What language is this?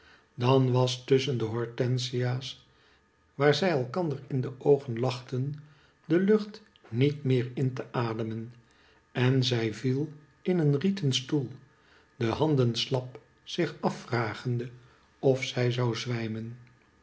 Dutch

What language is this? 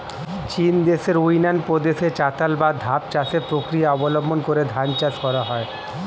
Bangla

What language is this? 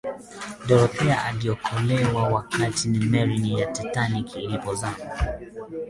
Swahili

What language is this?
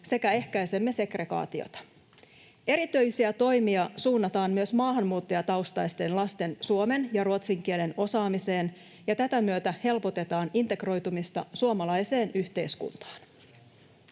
Finnish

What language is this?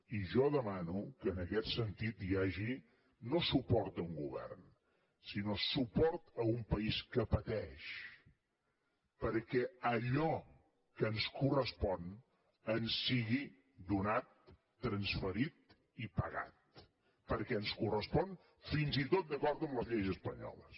Catalan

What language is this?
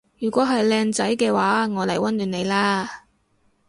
Cantonese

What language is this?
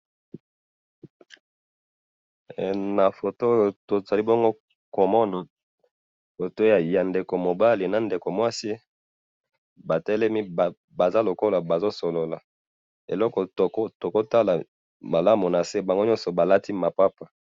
Lingala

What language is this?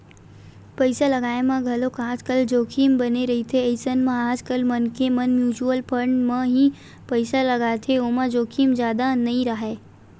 Chhattisgarhi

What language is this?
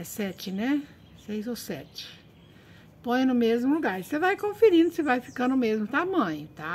Portuguese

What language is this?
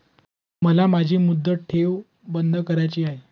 Marathi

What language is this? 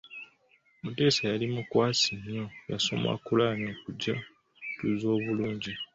Ganda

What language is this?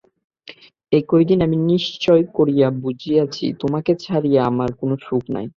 Bangla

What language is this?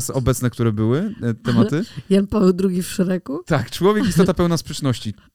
Polish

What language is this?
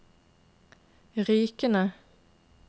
Norwegian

